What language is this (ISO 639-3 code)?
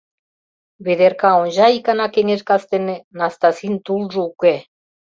chm